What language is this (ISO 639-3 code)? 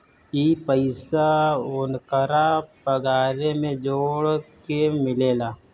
bho